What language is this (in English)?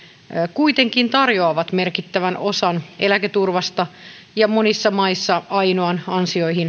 Finnish